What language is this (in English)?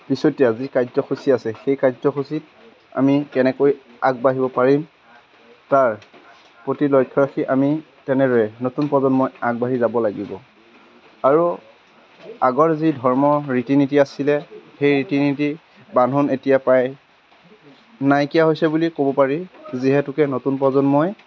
Assamese